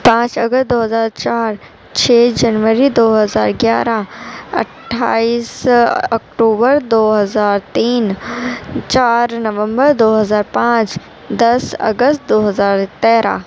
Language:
Urdu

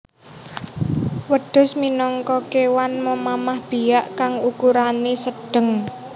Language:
Javanese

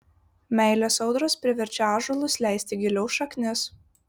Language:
Lithuanian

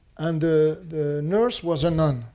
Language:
English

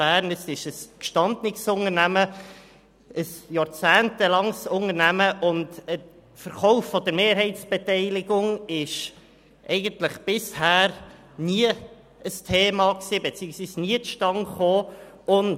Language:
Swiss German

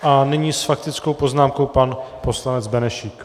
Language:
Czech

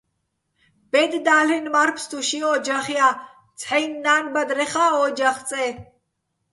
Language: Bats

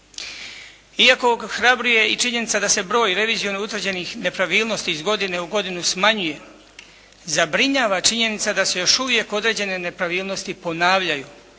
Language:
Croatian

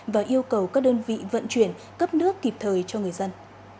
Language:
Vietnamese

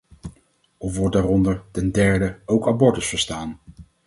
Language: Dutch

